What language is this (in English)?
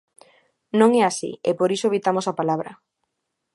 Galician